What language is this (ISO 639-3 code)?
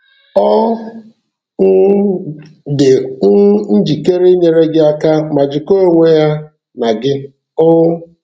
ibo